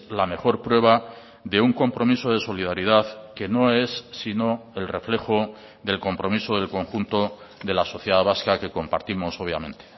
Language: Spanish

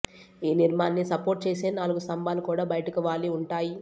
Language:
Telugu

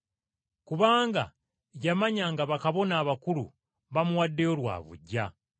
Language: Ganda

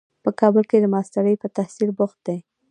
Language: Pashto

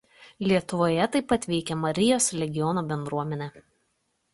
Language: Lithuanian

